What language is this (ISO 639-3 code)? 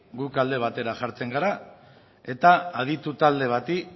eus